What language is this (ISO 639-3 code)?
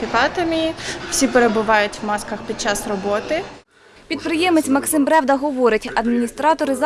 ukr